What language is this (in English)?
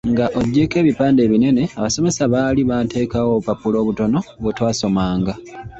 Ganda